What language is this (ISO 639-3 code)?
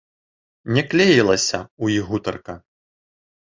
bel